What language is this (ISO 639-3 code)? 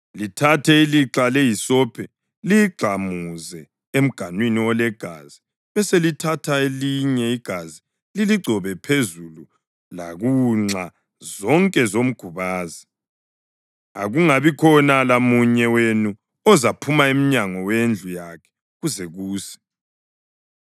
nde